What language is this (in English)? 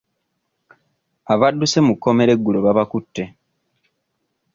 Ganda